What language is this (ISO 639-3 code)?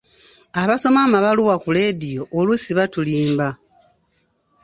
lug